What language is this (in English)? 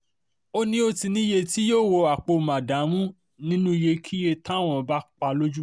Yoruba